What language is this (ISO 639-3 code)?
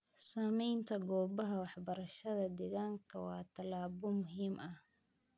som